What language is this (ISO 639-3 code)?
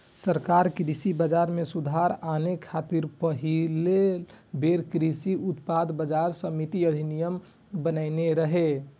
mai